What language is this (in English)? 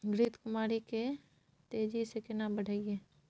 Maithili